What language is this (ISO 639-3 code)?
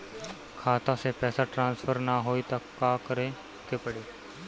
bho